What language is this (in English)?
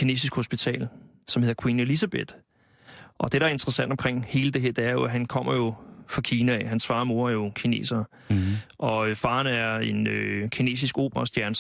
Danish